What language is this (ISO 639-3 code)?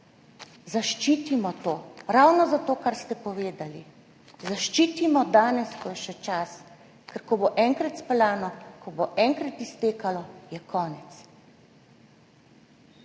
slv